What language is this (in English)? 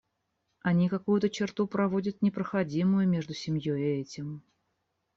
Russian